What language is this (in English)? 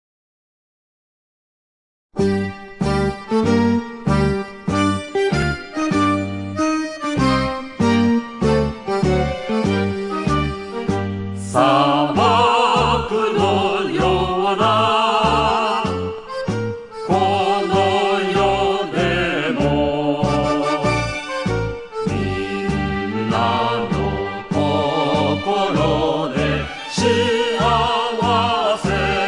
Romanian